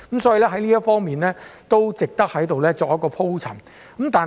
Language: Cantonese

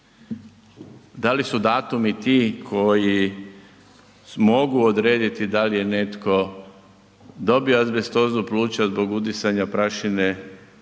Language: Croatian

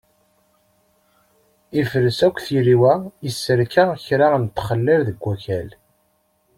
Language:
Kabyle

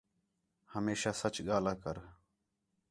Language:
Khetrani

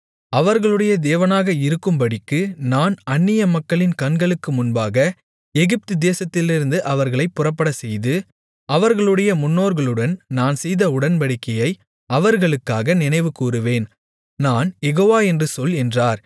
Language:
Tamil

